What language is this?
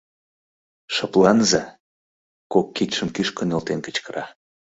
Mari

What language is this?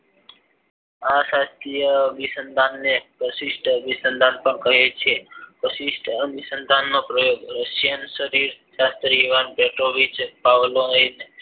Gujarati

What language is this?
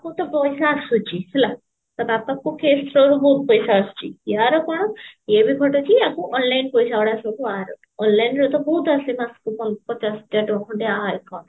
Odia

